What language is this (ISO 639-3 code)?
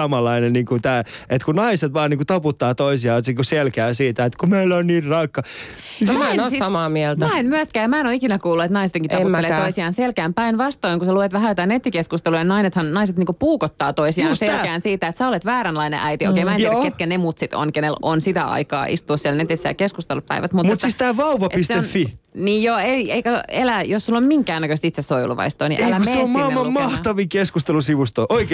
fin